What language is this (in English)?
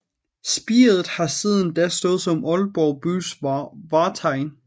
Danish